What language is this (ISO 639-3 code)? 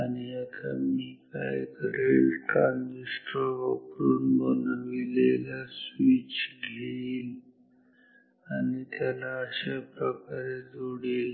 mar